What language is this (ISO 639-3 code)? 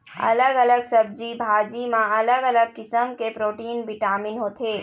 hne